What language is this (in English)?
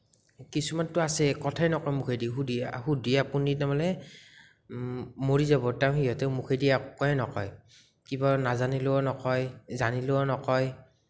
Assamese